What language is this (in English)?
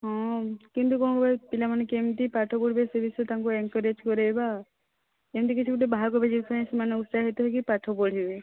Odia